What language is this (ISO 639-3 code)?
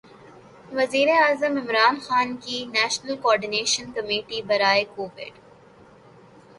urd